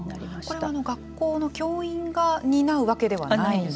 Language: Japanese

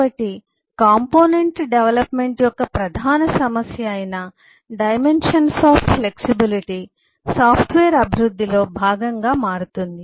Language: Telugu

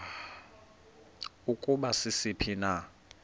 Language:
Xhosa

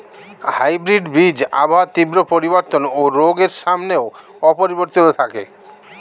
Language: Bangla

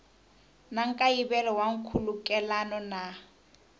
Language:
Tsonga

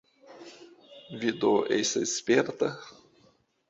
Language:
Esperanto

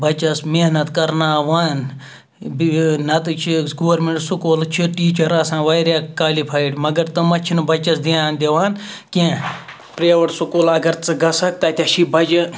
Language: Kashmiri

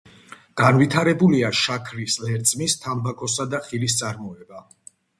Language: Georgian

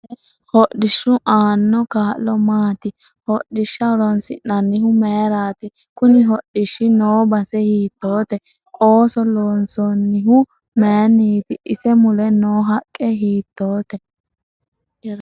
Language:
Sidamo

